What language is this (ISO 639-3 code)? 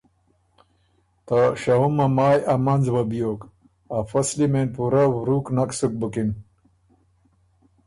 oru